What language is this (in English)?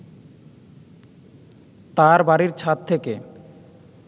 Bangla